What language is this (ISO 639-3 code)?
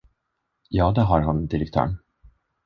swe